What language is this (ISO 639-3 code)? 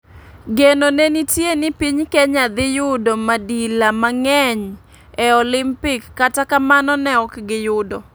luo